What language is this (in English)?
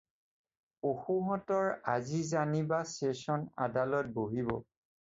Assamese